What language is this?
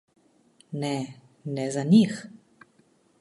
Slovenian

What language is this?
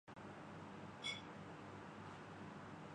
Urdu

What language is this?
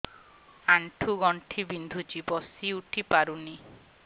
Odia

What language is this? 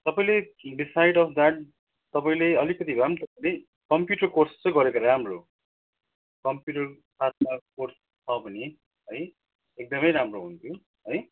Nepali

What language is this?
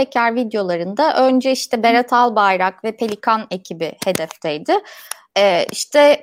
Turkish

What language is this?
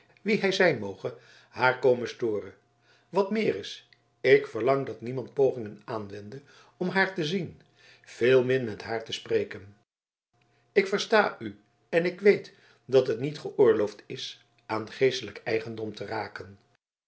Dutch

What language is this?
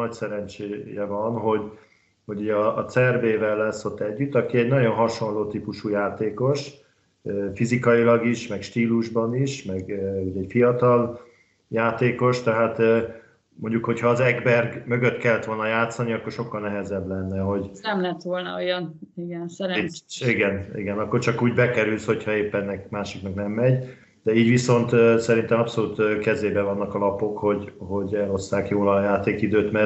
Hungarian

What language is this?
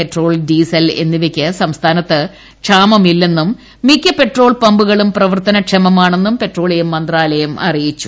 Malayalam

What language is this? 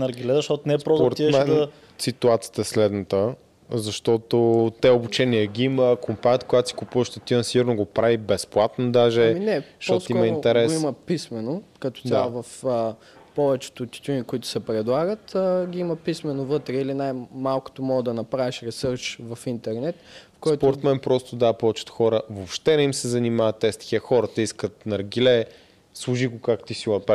Bulgarian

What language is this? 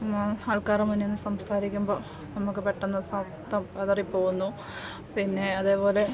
Malayalam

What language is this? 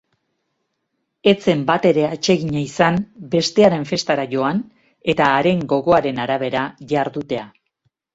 Basque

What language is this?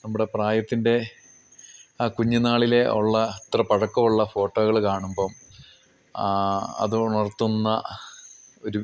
Malayalam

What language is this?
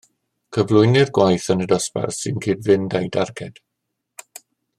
Welsh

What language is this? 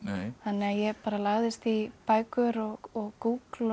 Icelandic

